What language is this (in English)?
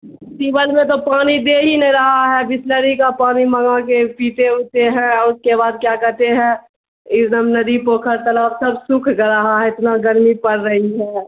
Urdu